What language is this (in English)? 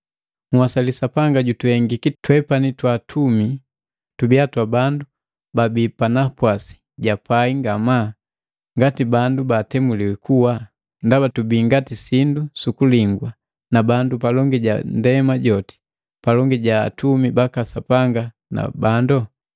Matengo